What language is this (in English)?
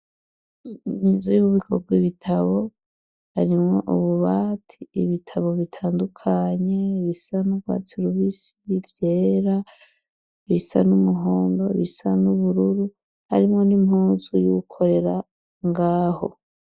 Rundi